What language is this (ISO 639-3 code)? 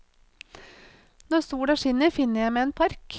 nor